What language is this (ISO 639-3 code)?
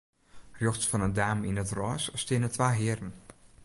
fry